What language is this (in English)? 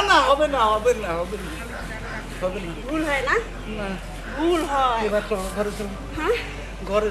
Bangla